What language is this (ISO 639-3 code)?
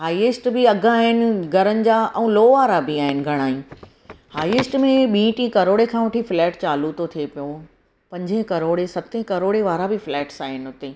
snd